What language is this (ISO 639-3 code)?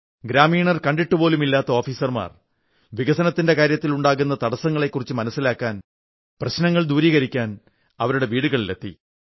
mal